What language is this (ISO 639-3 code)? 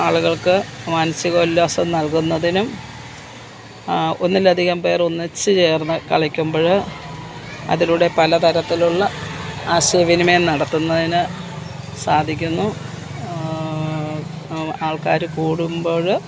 mal